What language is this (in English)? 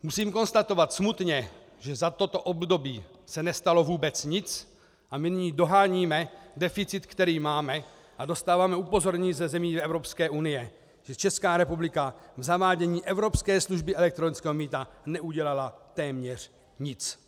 Czech